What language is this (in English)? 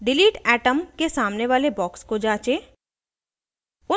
Hindi